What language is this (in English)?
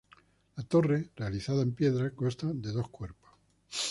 Spanish